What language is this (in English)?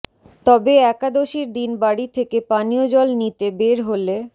Bangla